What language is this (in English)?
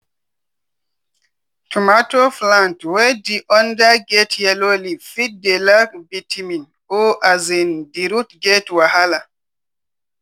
Nigerian Pidgin